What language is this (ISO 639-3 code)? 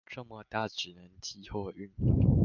zho